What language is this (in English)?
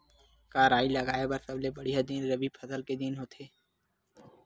Chhattisgarhi